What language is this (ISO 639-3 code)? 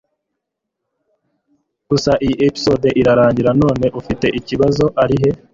kin